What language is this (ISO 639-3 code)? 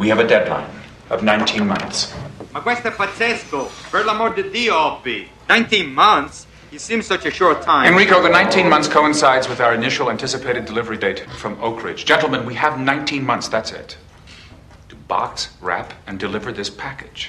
dan